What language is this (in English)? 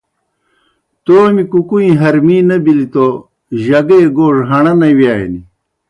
Kohistani Shina